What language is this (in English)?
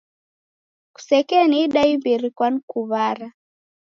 Taita